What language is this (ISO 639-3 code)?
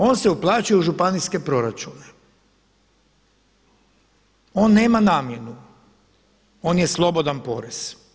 hrv